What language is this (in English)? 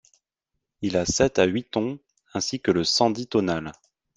French